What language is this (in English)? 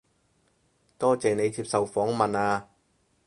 Cantonese